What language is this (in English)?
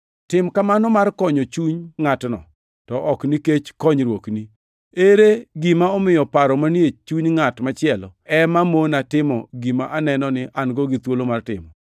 Luo (Kenya and Tanzania)